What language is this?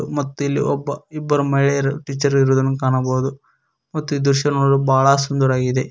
Kannada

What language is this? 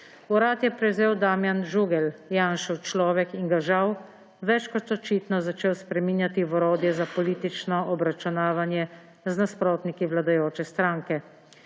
Slovenian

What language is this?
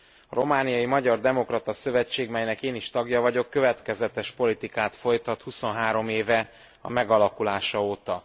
Hungarian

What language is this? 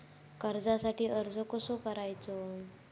Marathi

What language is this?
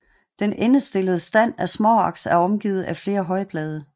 Danish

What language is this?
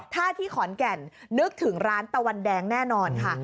Thai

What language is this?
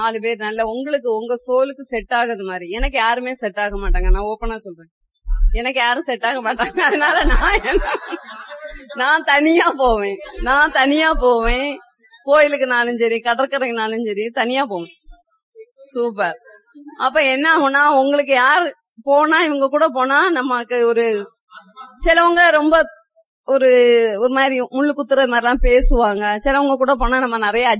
Tamil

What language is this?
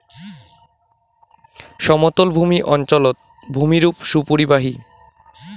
Bangla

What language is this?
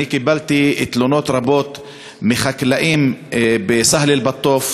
Hebrew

